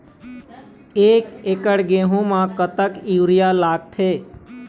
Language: Chhattisgarhi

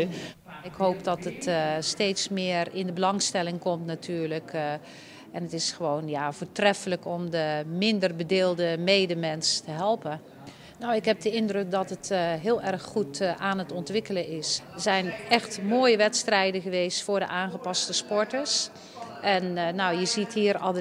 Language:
Dutch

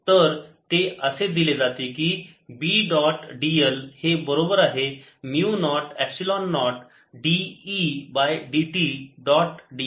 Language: Marathi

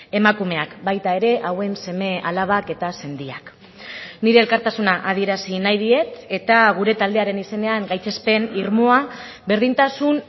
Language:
Basque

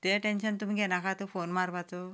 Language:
Konkani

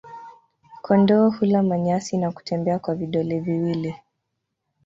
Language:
Swahili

